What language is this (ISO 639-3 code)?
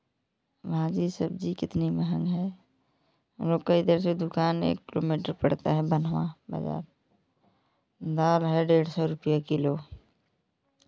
hin